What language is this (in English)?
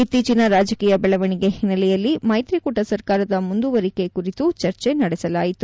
Kannada